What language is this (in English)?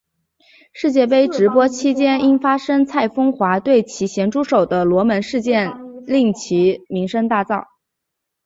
Chinese